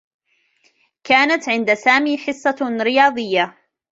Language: Arabic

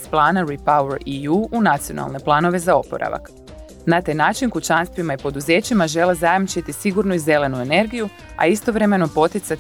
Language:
Croatian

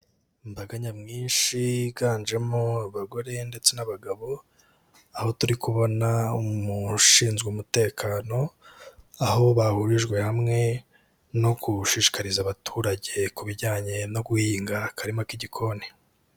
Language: Kinyarwanda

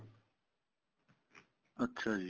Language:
Punjabi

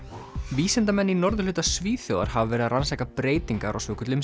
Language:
Icelandic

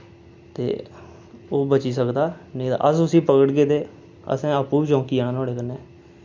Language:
Dogri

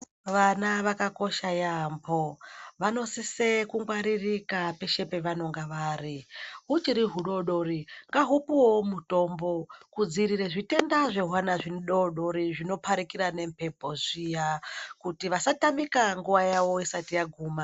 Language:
Ndau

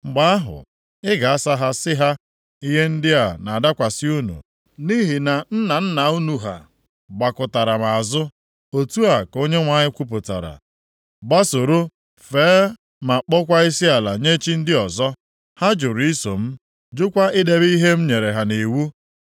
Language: Igbo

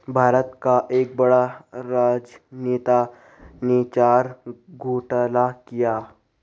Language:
Hindi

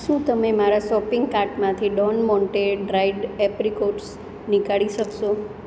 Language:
Gujarati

